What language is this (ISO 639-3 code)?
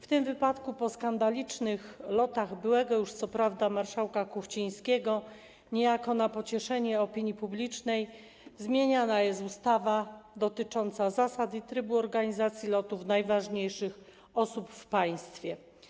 pol